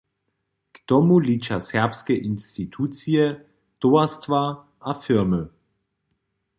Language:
Upper Sorbian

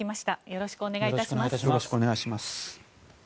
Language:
Japanese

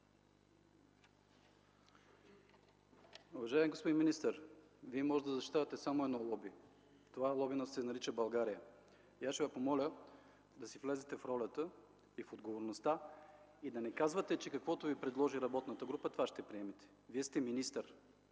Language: Bulgarian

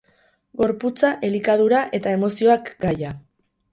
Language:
Basque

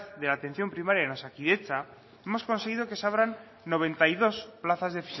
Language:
Spanish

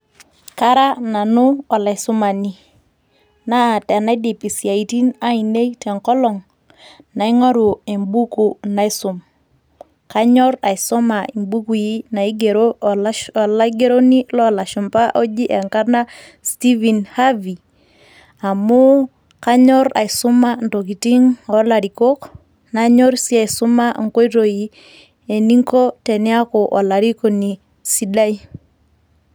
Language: Masai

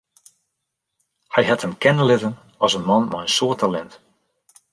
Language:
Western Frisian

